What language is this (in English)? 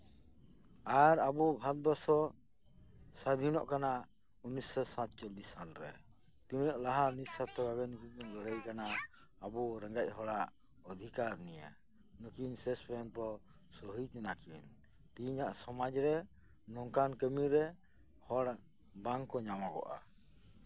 Santali